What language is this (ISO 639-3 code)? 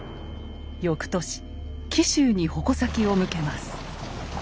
jpn